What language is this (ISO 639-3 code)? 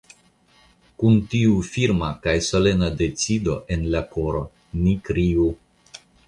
epo